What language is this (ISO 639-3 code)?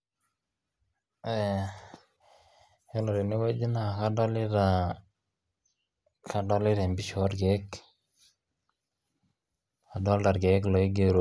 mas